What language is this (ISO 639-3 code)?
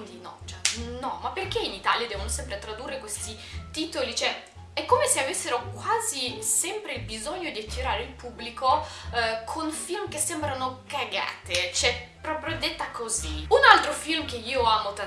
ita